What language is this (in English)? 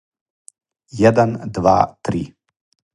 Serbian